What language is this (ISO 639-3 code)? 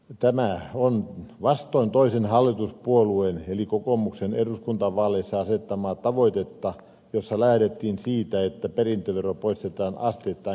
fin